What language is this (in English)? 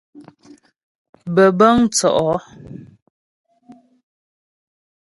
Ghomala